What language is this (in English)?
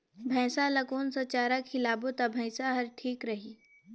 Chhattisgarhi